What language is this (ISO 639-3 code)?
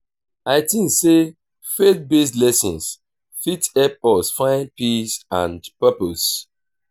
pcm